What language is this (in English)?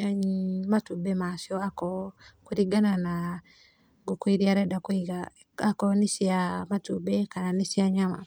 Kikuyu